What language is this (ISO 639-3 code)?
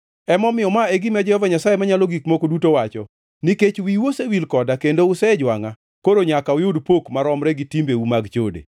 luo